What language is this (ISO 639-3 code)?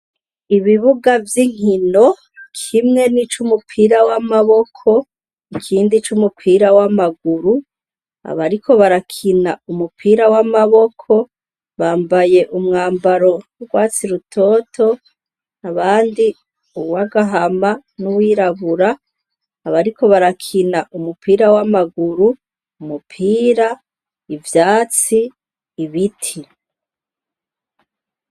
run